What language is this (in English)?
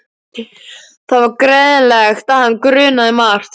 Icelandic